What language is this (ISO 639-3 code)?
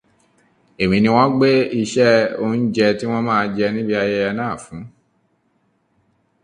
yor